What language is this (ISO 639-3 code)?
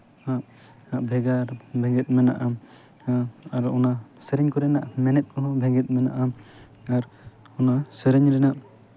sat